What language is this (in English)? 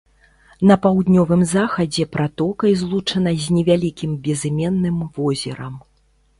Belarusian